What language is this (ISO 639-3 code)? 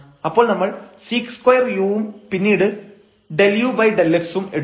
mal